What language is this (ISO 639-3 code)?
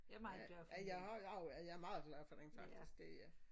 dan